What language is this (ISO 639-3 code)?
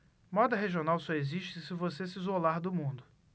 por